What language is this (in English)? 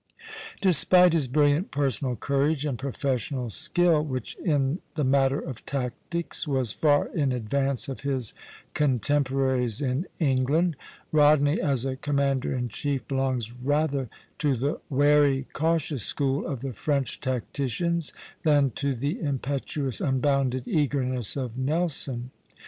English